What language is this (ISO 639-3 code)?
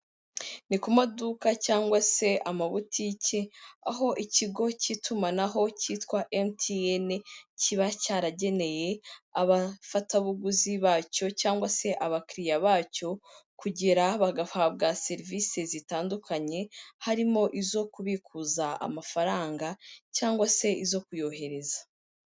kin